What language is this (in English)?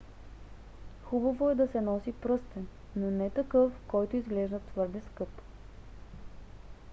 Bulgarian